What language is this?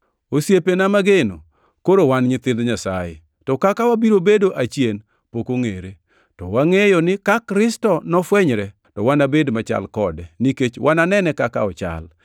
Luo (Kenya and Tanzania)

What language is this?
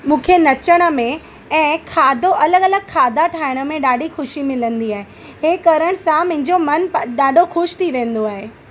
Sindhi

